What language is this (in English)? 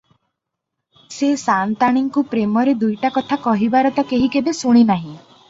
Odia